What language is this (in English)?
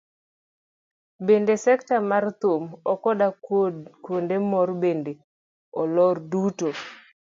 Luo (Kenya and Tanzania)